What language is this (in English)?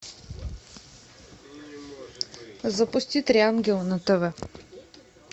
Russian